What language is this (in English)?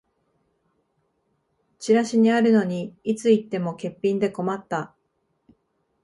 Japanese